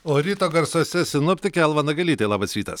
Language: Lithuanian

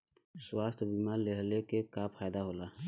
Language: Bhojpuri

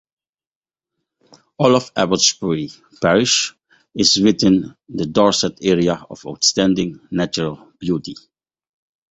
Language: English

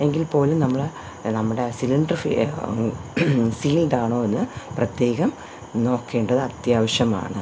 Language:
Malayalam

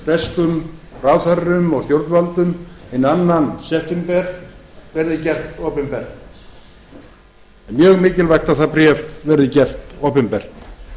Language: Icelandic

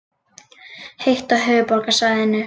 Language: Icelandic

